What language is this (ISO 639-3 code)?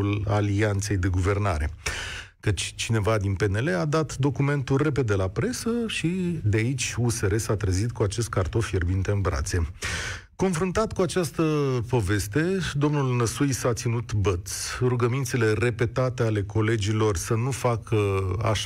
ron